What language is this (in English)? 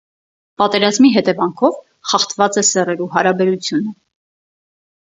Armenian